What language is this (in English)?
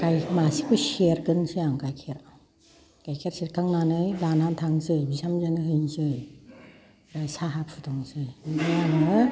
Bodo